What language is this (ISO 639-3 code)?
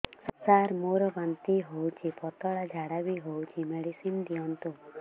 ori